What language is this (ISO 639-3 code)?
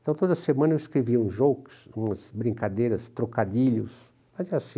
por